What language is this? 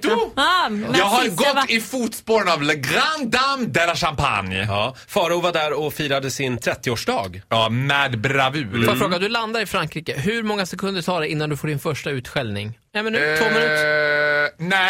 Swedish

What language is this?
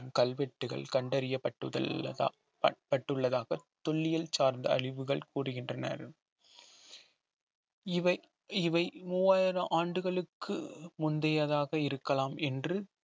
Tamil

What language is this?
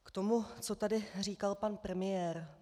Czech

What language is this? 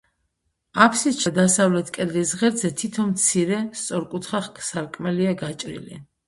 Georgian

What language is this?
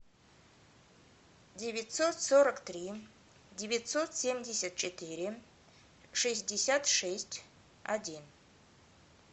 Russian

